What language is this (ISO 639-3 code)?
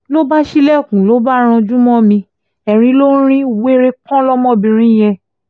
yor